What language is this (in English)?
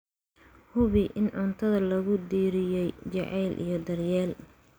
Somali